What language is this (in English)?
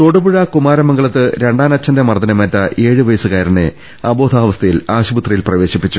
Malayalam